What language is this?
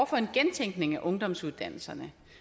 Danish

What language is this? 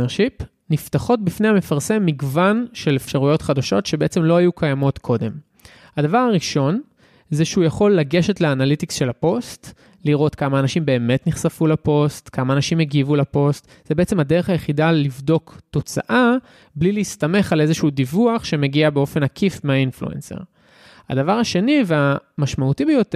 Hebrew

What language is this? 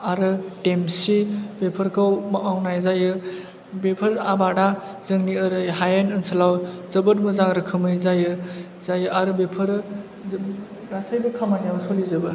Bodo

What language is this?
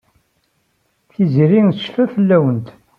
Kabyle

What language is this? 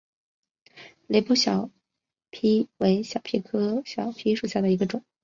Chinese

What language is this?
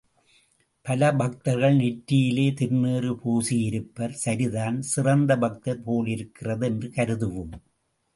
Tamil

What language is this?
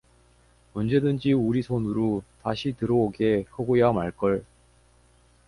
Korean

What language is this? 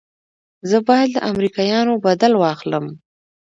Pashto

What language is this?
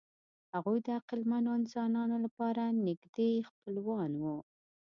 Pashto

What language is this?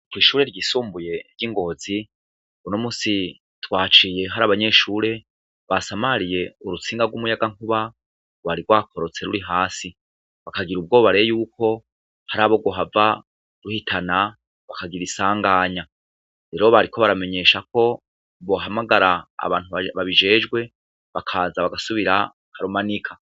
Rundi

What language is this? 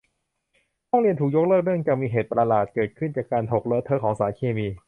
Thai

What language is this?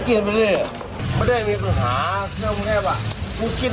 Thai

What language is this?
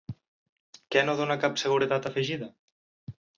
Catalan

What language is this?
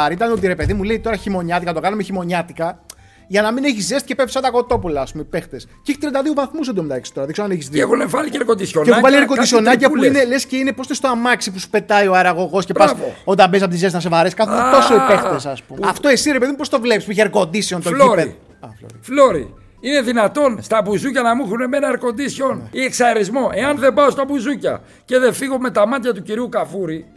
Greek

